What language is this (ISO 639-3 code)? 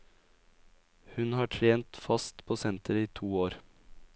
nor